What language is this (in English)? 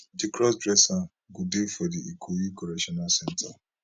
Nigerian Pidgin